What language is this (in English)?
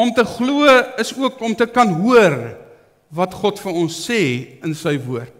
Dutch